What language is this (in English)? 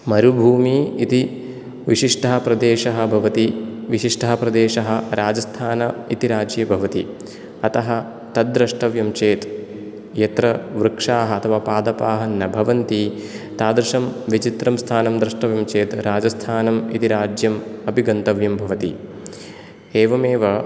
Sanskrit